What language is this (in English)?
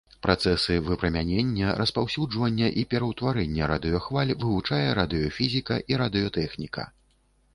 Belarusian